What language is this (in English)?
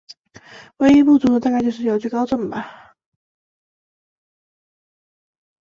Chinese